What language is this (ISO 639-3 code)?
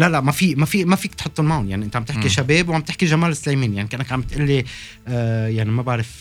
ara